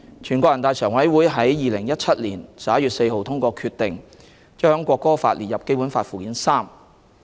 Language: Cantonese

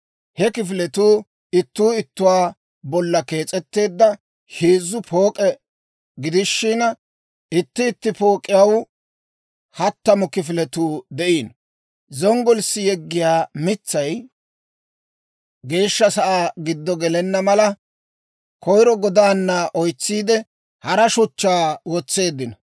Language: Dawro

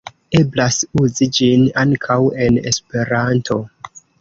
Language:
Esperanto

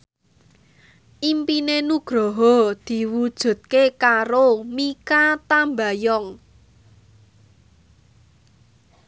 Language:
Javanese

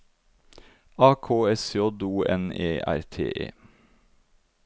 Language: Norwegian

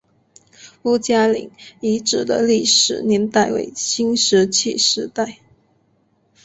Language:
Chinese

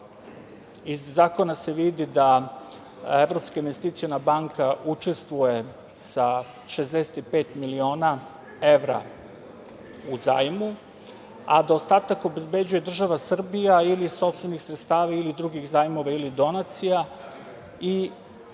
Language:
Serbian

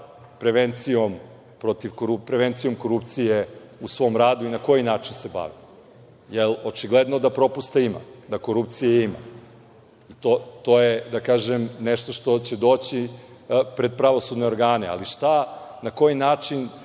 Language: Serbian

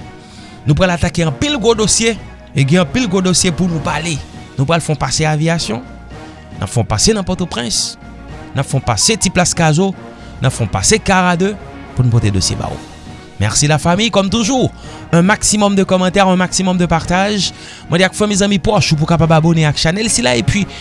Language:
French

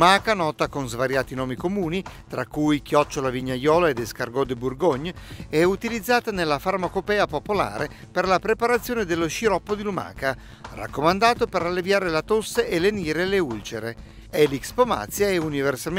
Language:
Italian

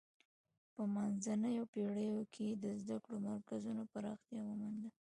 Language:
Pashto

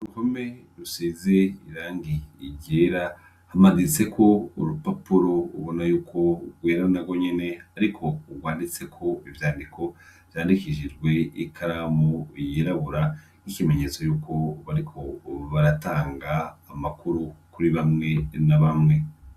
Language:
Rundi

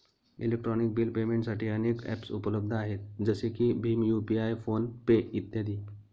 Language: Marathi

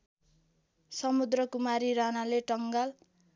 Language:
Nepali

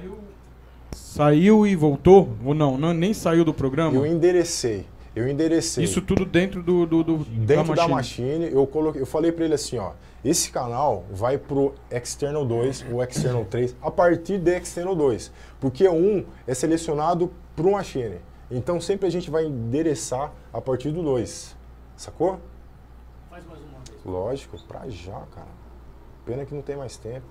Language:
Portuguese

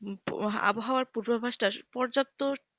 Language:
Bangla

